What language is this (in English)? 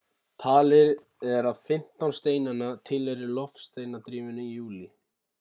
Icelandic